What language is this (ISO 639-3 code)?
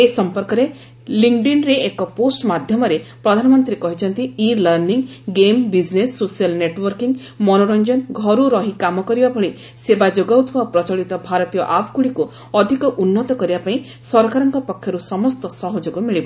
ori